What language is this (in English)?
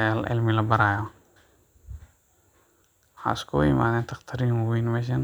Somali